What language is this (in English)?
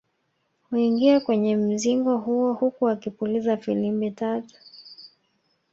Swahili